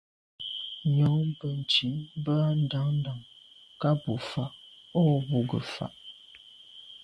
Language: Medumba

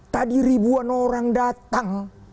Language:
Indonesian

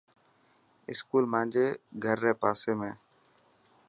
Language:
Dhatki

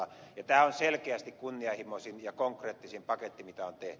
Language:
Finnish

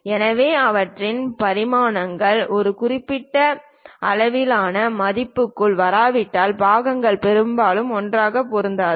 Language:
Tamil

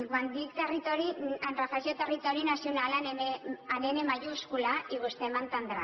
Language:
Catalan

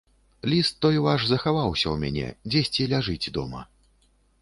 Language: Belarusian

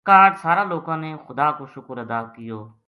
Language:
Gujari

